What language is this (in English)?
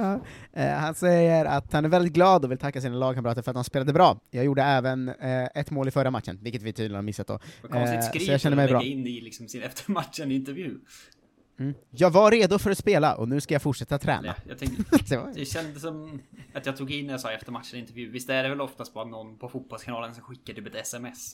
Swedish